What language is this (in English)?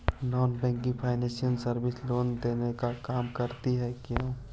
Magahi